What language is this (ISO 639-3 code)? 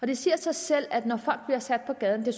dan